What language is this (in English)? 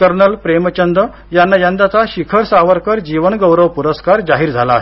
Marathi